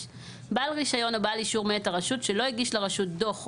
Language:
Hebrew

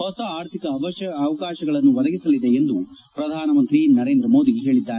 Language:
Kannada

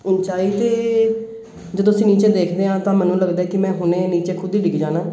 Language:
Punjabi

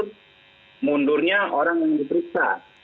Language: Indonesian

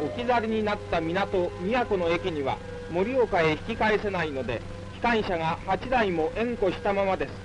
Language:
Japanese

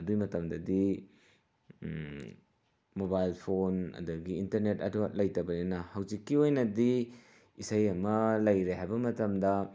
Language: Manipuri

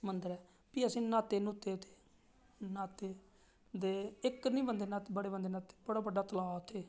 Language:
Dogri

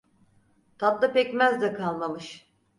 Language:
Turkish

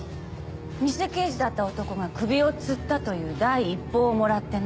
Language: Japanese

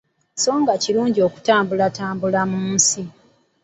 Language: Ganda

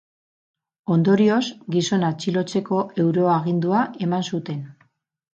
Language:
Basque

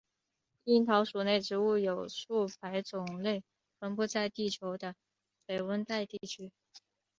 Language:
Chinese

